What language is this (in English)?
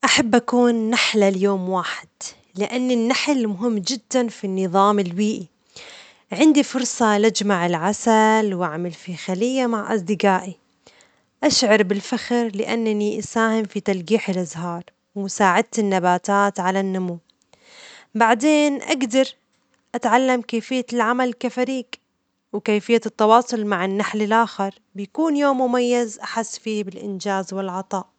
Omani Arabic